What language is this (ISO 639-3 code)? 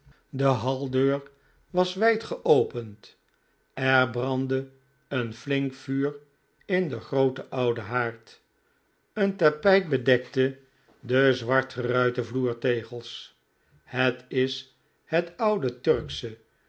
nld